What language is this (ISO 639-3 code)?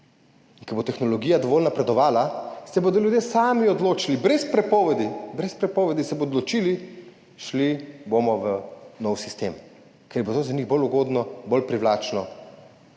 slv